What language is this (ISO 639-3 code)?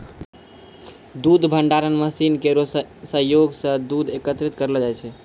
mai